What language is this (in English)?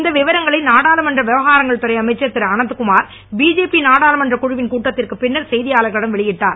Tamil